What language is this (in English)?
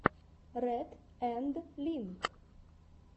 Russian